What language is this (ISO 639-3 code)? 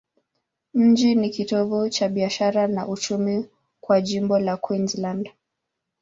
swa